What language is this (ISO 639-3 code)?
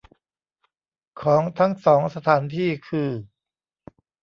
tha